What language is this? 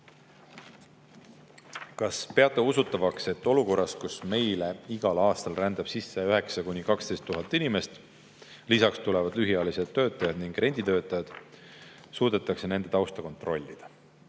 Estonian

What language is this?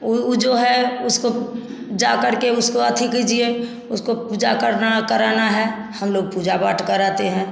Hindi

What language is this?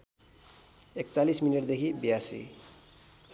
Nepali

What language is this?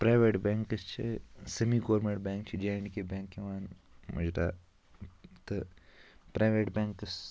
Kashmiri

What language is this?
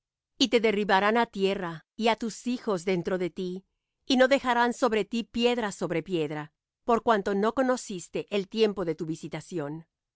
Spanish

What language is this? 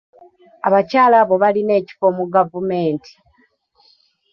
Ganda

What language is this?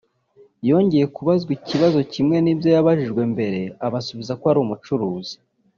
Kinyarwanda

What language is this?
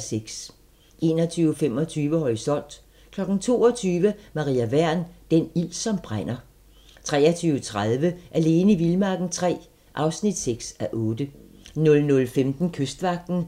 Danish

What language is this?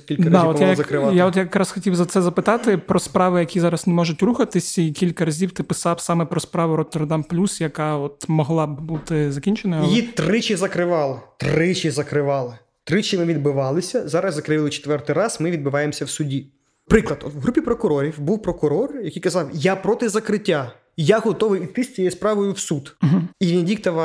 Ukrainian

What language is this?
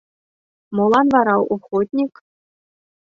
Mari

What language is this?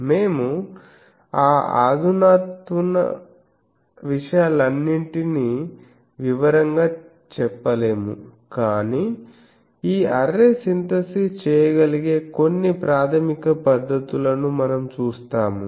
Telugu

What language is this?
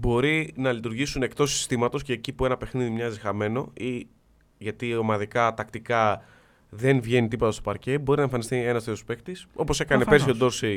Greek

